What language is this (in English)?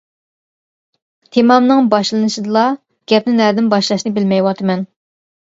Uyghur